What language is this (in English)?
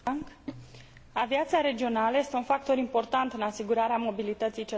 Romanian